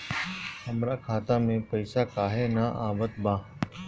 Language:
Bhojpuri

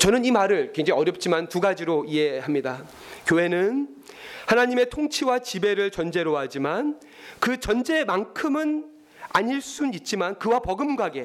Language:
Korean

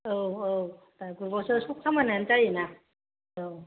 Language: Bodo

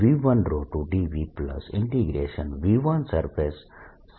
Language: Gujarati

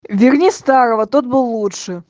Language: Russian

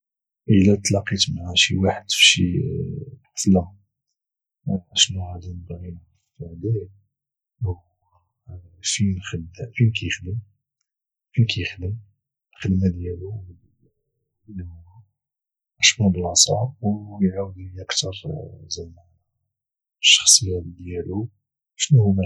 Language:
Moroccan Arabic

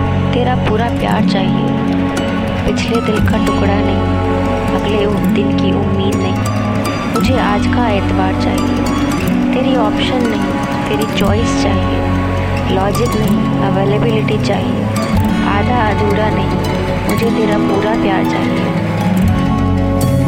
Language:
Hindi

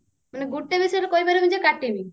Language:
Odia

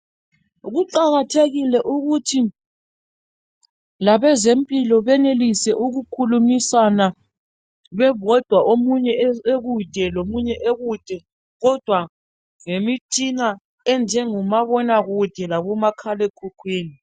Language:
North Ndebele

